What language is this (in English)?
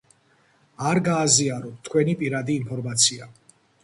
Georgian